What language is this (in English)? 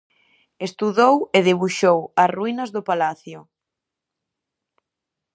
Galician